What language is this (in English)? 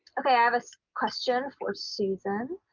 English